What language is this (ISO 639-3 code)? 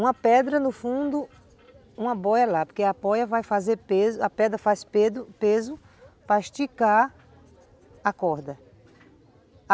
por